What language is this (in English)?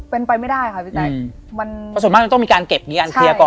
Thai